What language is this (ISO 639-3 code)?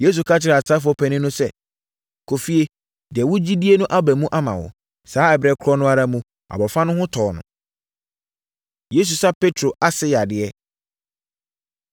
aka